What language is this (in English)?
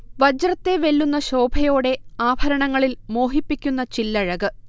Malayalam